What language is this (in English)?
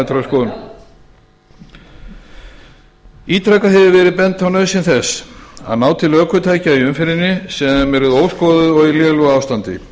Icelandic